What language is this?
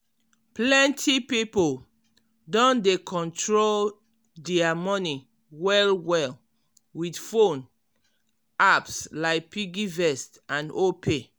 Nigerian Pidgin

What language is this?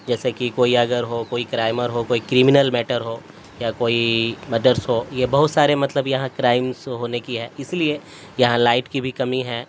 Urdu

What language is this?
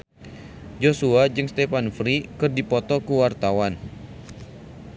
Sundanese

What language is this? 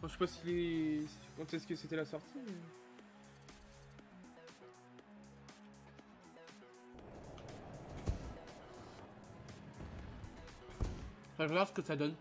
French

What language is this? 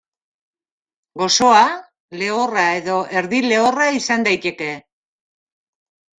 Basque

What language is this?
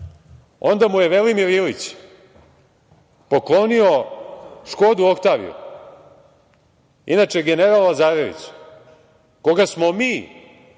Serbian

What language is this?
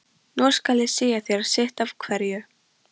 Icelandic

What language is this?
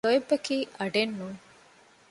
Divehi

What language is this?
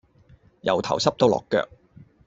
Cantonese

